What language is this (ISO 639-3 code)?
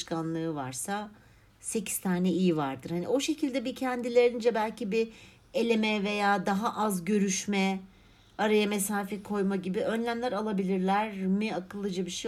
tur